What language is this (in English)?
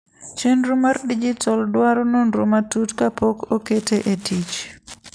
Luo (Kenya and Tanzania)